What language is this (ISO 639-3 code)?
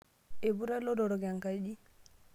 mas